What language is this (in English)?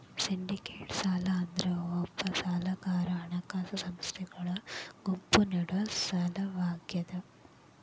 Kannada